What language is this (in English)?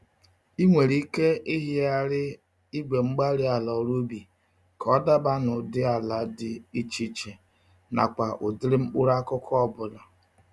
Igbo